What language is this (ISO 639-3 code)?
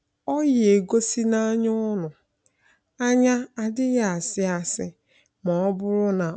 ibo